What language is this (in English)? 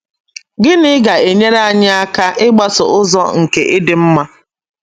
Igbo